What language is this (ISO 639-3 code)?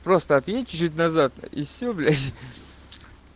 rus